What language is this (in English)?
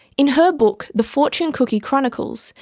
English